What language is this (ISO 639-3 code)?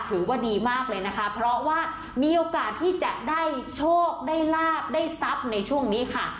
tha